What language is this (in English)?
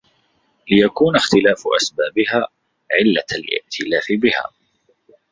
Arabic